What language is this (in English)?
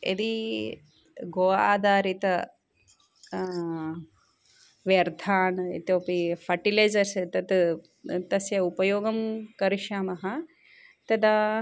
Sanskrit